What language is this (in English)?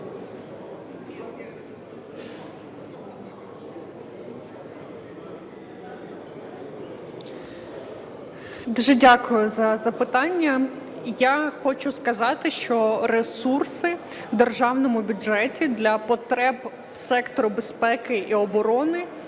Ukrainian